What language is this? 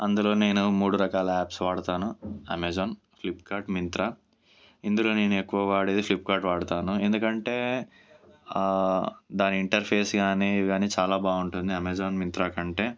Telugu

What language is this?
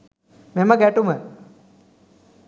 Sinhala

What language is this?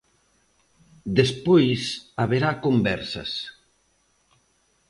Galician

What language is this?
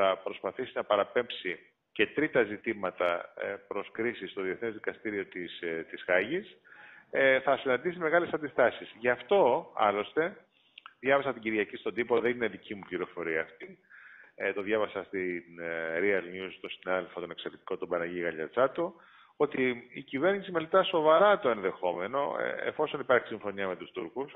Greek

